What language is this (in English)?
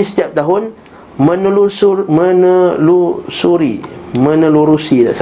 Malay